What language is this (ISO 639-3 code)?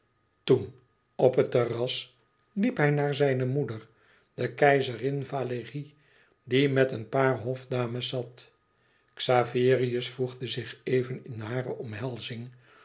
nld